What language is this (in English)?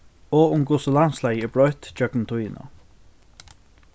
Faroese